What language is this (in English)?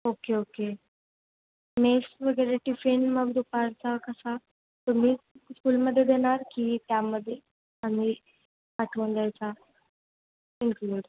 Marathi